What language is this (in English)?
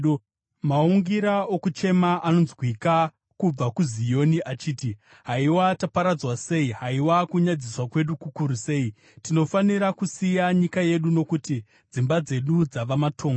Shona